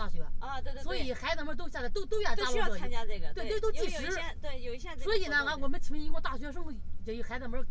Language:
Chinese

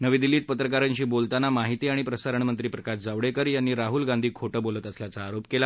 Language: Marathi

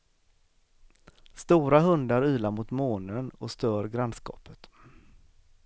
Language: Swedish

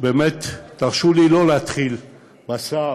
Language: Hebrew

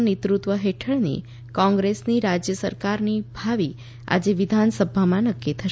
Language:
Gujarati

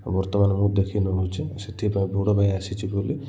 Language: Odia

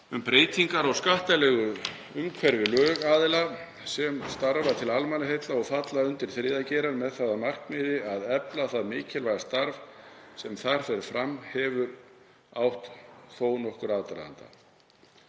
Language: Icelandic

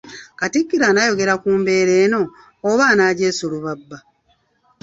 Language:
Ganda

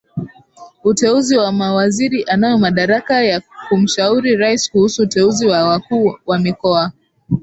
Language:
Swahili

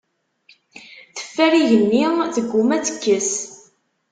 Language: Kabyle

